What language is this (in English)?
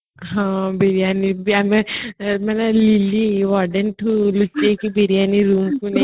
Odia